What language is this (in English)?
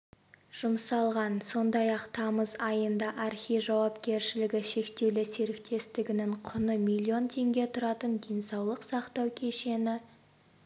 Kazakh